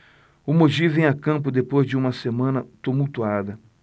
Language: Portuguese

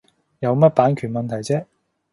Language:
Cantonese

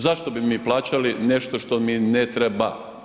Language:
Croatian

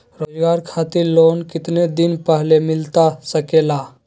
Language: Magahi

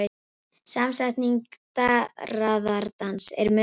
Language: Icelandic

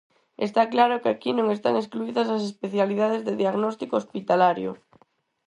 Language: Galician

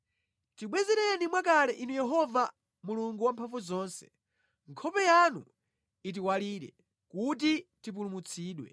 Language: Nyanja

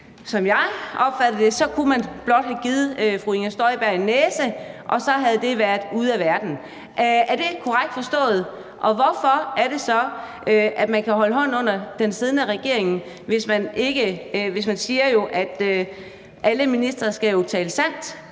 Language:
Danish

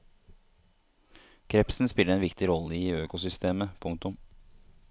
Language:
Norwegian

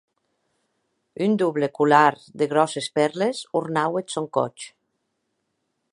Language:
Occitan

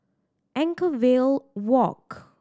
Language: English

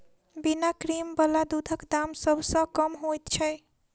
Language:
Maithili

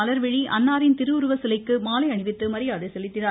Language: Tamil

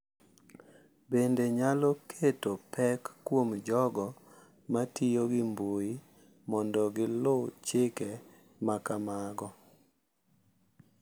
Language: Luo (Kenya and Tanzania)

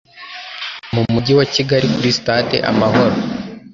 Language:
Kinyarwanda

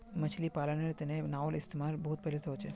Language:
Magahi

